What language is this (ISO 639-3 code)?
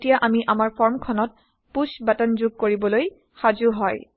asm